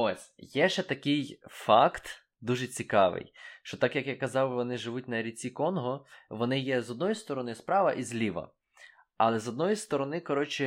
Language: Ukrainian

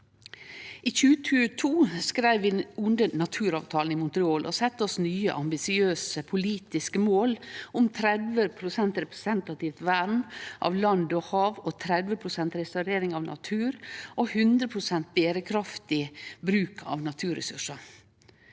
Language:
Norwegian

